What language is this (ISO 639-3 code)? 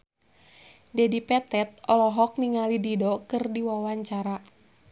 sun